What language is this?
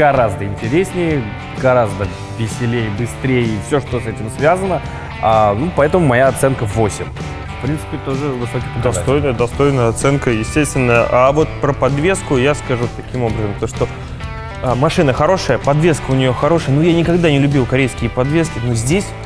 Russian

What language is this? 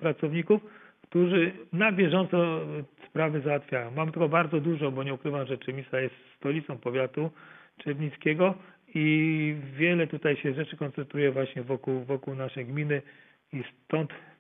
Polish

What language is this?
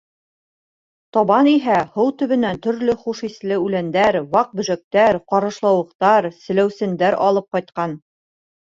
Bashkir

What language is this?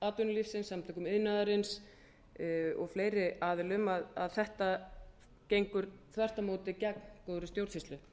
Icelandic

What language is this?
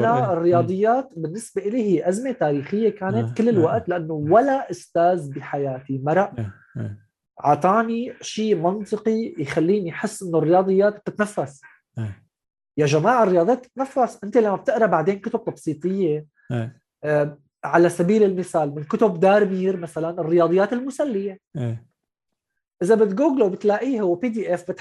Arabic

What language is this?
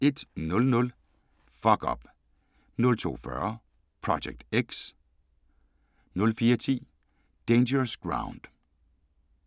Danish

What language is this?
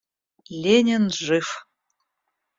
Russian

